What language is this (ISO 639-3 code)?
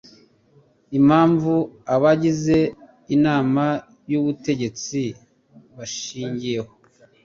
kin